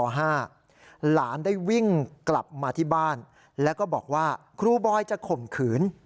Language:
Thai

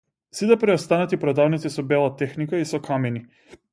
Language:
Macedonian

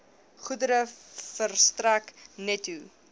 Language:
Afrikaans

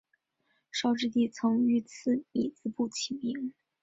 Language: Chinese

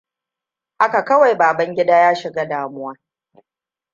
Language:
Hausa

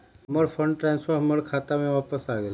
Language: Magahi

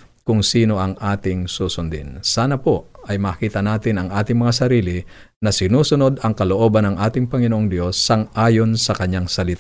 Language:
Filipino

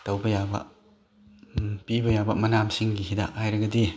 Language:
Manipuri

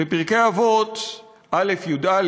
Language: Hebrew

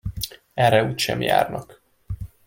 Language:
Hungarian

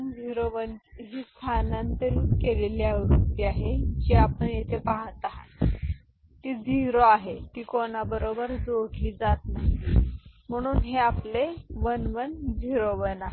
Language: Marathi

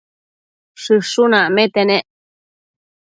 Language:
Matsés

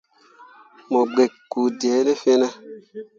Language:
Mundang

